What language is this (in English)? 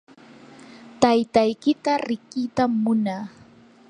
Yanahuanca Pasco Quechua